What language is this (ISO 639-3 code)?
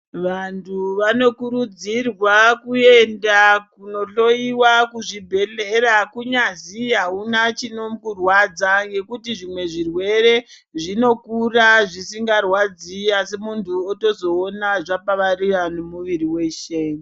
ndc